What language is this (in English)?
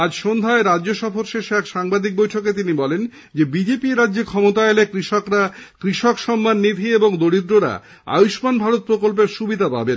Bangla